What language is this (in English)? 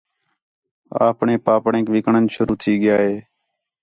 Khetrani